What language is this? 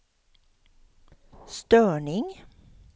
Swedish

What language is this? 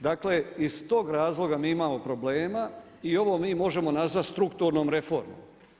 Croatian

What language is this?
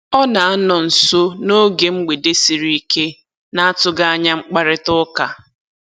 Igbo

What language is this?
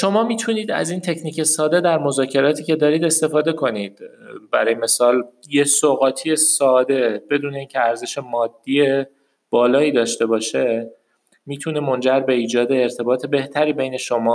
Persian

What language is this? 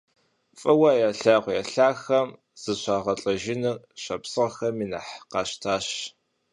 Kabardian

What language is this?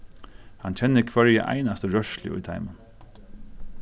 Faroese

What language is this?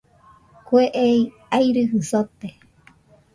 Nüpode Huitoto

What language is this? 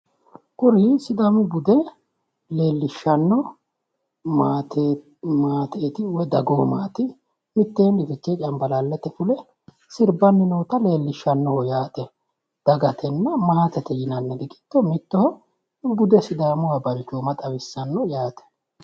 Sidamo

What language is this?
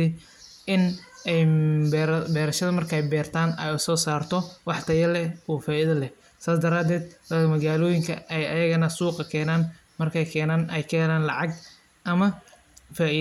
Somali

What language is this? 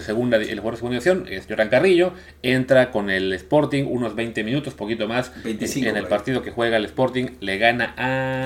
Spanish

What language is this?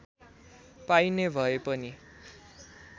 Nepali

